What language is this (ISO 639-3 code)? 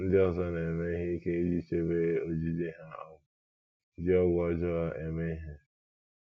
ibo